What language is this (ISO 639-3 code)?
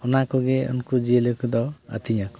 sat